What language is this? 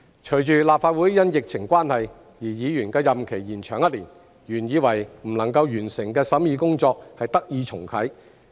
Cantonese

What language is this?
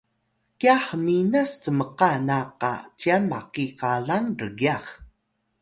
Atayal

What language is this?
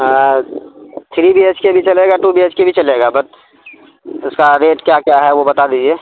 Urdu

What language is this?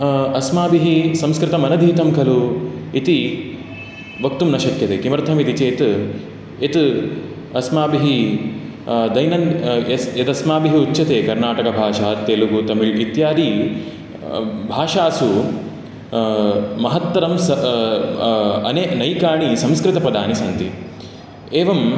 Sanskrit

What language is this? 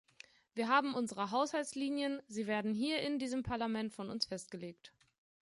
German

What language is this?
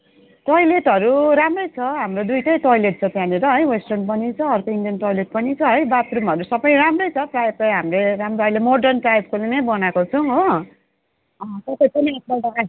Nepali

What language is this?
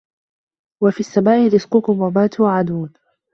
Arabic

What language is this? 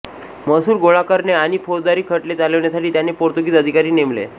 Marathi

